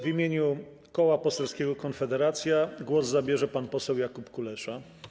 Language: Polish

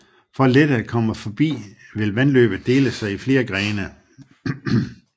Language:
Danish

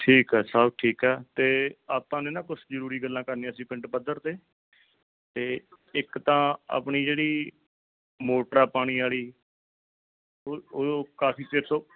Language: Punjabi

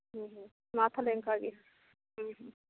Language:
Santali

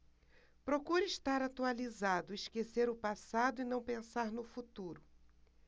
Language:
Portuguese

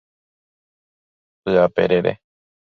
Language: Guarani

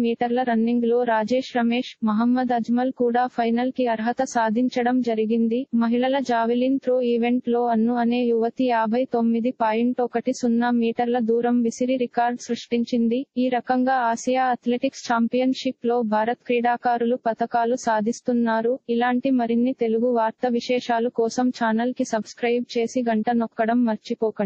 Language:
Hindi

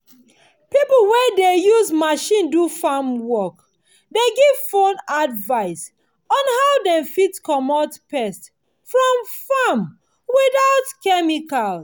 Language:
Nigerian Pidgin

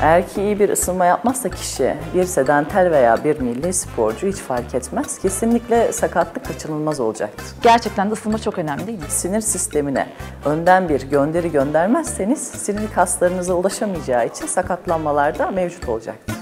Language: Turkish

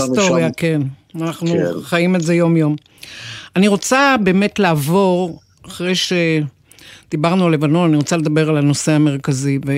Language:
Hebrew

